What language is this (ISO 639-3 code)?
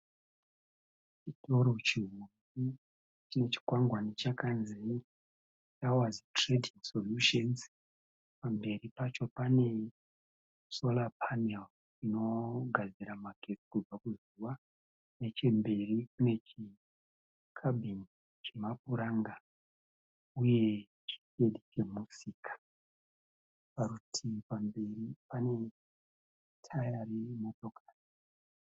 sna